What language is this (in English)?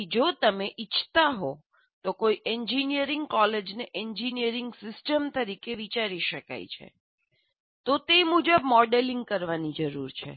Gujarati